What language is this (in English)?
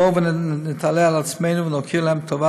Hebrew